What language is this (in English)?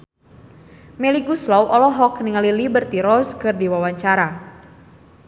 Sundanese